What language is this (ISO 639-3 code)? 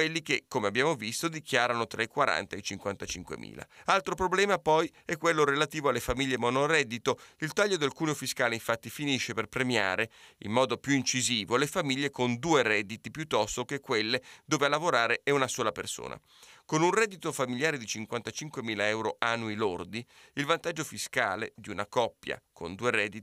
ita